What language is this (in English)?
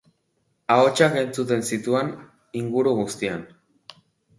Basque